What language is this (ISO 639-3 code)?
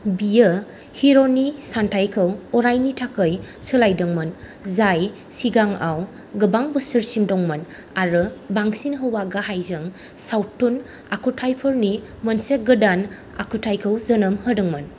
brx